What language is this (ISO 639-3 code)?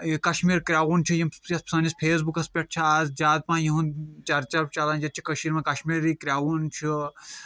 kas